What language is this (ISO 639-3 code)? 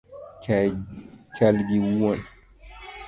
luo